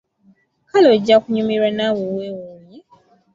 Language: Ganda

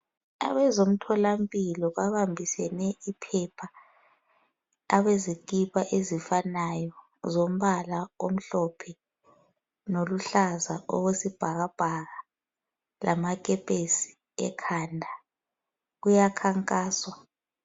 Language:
North Ndebele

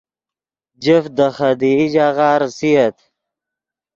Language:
Yidgha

